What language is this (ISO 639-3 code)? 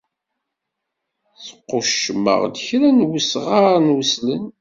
kab